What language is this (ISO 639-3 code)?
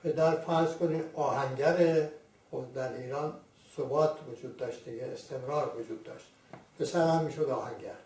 fas